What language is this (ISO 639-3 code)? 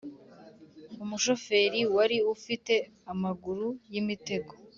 kin